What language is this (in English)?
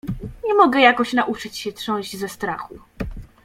Polish